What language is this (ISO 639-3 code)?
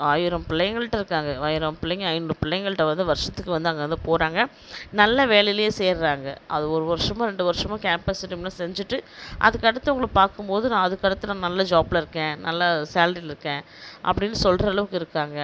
tam